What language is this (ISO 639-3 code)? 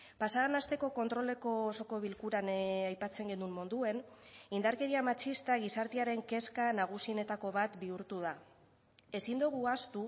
eus